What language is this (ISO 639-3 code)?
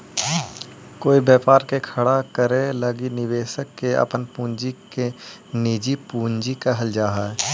mag